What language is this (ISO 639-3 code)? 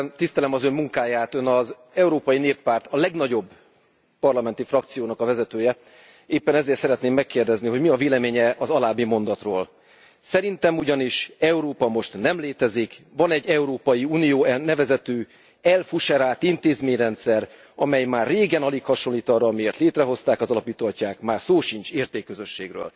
hun